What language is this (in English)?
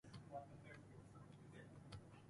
Japanese